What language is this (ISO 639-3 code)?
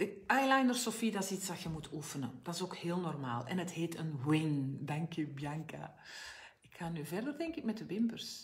nld